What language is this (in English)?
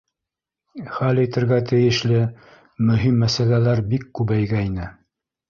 Bashkir